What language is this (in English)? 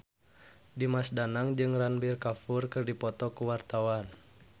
Sundanese